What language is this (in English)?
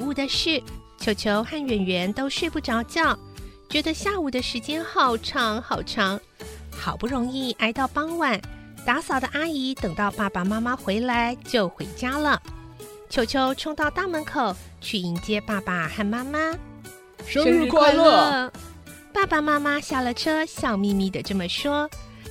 Chinese